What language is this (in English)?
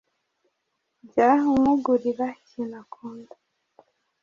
Kinyarwanda